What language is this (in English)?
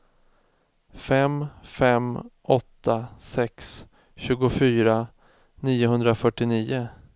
Swedish